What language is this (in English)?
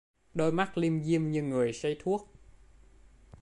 Vietnamese